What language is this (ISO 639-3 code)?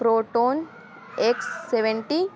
urd